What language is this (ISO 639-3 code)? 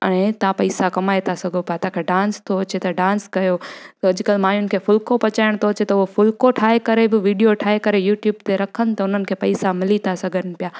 snd